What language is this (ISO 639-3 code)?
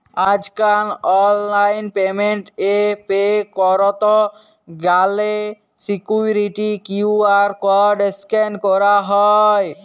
ben